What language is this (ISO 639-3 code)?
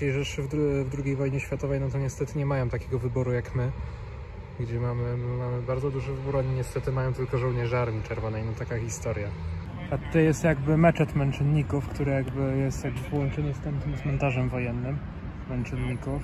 pol